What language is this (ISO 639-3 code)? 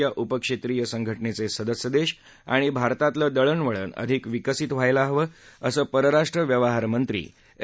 mar